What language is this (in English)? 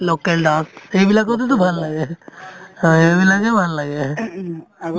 Assamese